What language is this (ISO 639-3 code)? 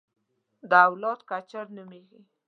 pus